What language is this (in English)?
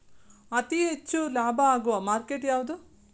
Kannada